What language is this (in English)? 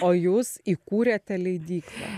Lithuanian